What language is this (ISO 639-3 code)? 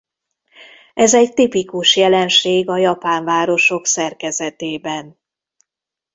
hun